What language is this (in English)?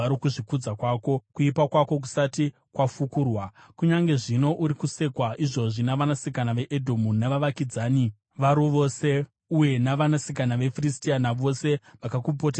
Shona